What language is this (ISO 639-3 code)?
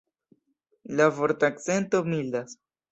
epo